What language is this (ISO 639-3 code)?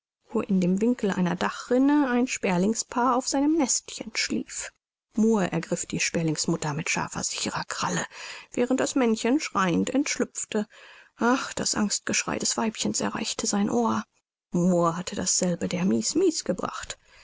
deu